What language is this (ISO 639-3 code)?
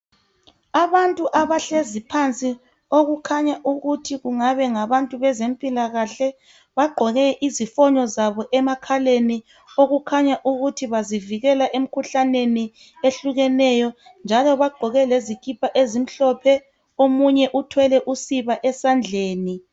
nde